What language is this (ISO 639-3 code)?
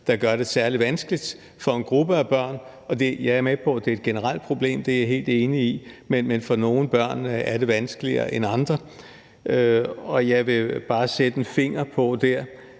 dan